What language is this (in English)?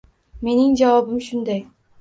Uzbek